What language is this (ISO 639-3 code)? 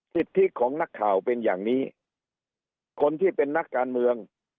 tha